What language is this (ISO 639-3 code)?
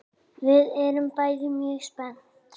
isl